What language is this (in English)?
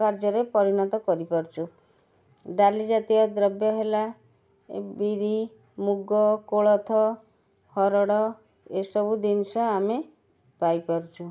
Odia